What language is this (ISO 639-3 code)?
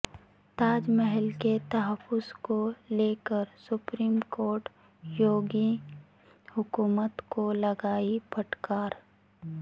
urd